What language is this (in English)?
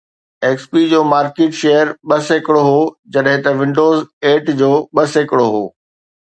Sindhi